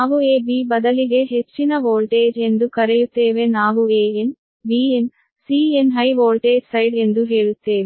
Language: Kannada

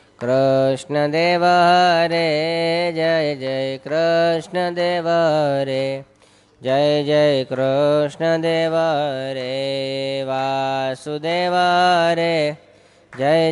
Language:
Gujarati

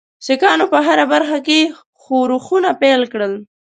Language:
Pashto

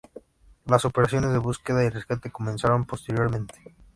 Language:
Spanish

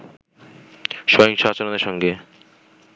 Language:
Bangla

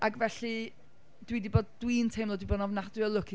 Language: Welsh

